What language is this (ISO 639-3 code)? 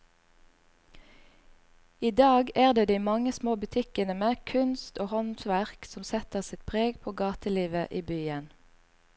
nor